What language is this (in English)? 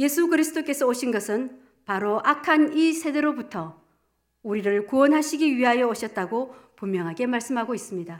Korean